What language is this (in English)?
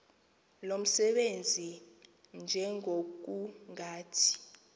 Xhosa